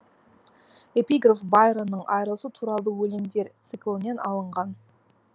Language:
Kazakh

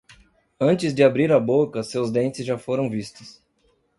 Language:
Portuguese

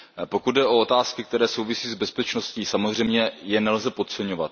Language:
Czech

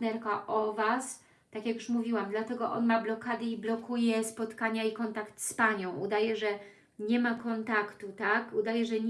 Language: Polish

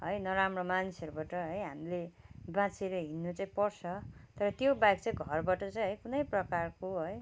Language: Nepali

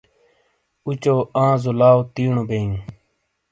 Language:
Shina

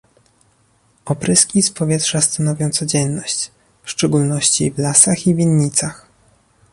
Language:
Polish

